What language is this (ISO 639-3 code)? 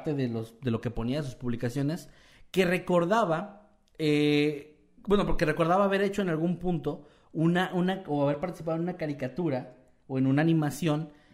spa